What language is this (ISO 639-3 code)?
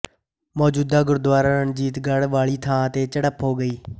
pan